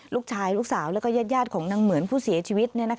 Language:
Thai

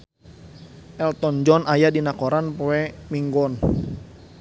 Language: Sundanese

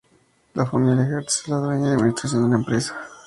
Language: Spanish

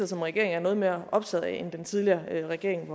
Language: Danish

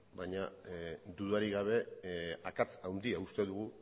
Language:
Basque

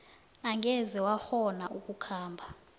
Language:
South Ndebele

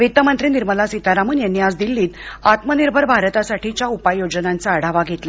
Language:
Marathi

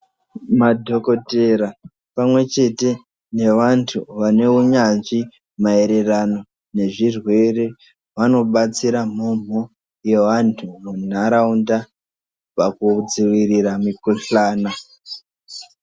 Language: Ndau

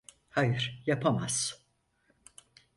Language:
Turkish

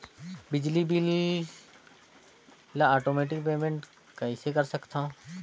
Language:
Chhattisgarhi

